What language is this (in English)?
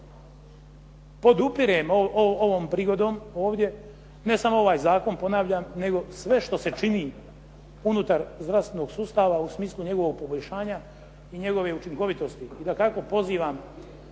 Croatian